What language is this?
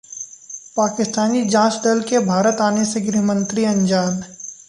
Hindi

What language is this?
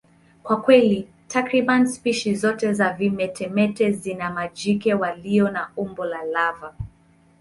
Swahili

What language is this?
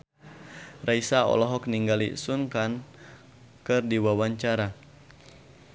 Sundanese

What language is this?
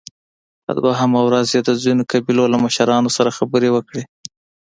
Pashto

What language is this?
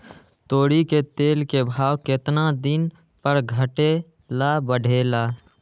Magahi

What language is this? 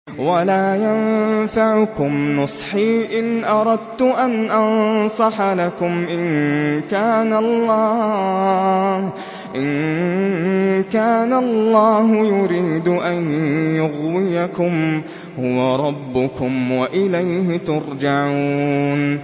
Arabic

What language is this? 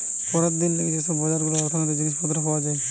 Bangla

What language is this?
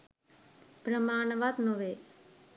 Sinhala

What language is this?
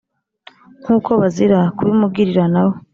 Kinyarwanda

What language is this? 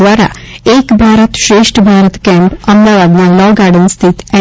Gujarati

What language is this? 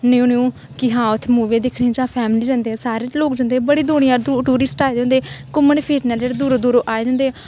Dogri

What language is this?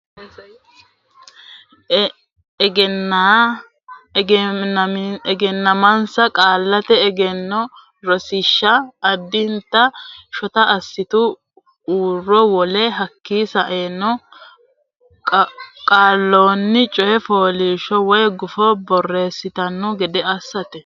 Sidamo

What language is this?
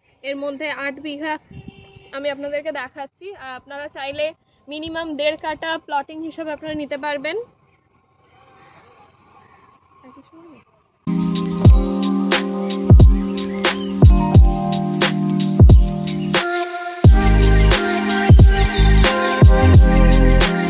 Romanian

